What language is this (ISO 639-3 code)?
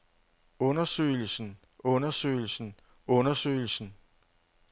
dan